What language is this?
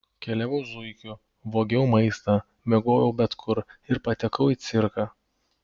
Lithuanian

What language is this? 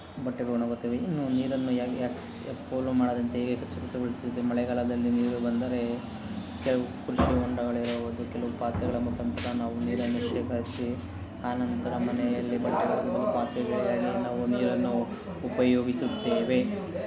Kannada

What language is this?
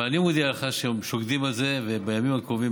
Hebrew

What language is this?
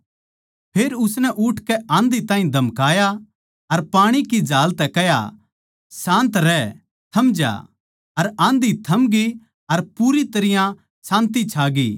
Haryanvi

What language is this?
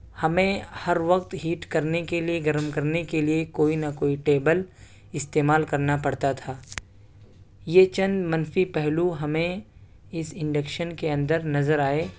Urdu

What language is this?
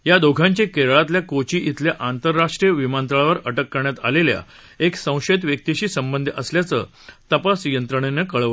Marathi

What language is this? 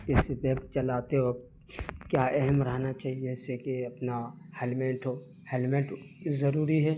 Urdu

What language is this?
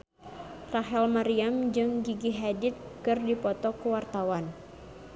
Sundanese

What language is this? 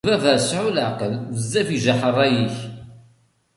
Kabyle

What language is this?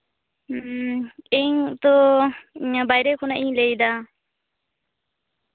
Santali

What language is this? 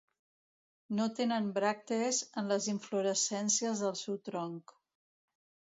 Catalan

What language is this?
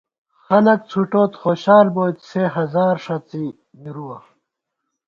Gawar-Bati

